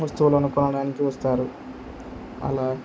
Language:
Telugu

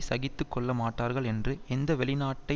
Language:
Tamil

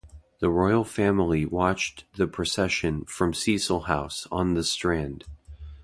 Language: English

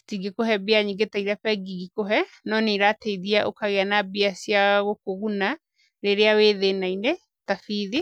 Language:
Kikuyu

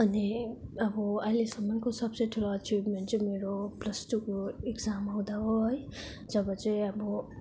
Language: Nepali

